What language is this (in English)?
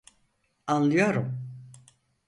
Turkish